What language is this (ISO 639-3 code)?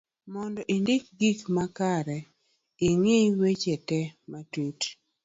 luo